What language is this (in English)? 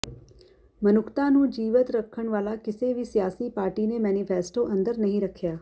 Punjabi